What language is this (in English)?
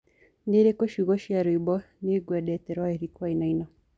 Kikuyu